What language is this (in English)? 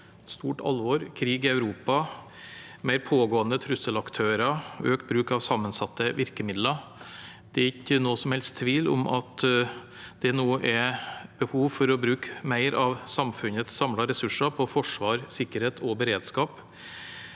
Norwegian